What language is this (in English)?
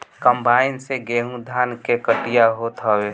Bhojpuri